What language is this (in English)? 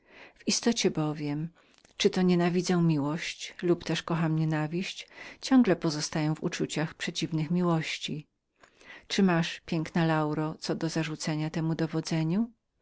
Polish